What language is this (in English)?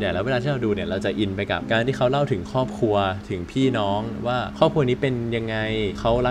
Thai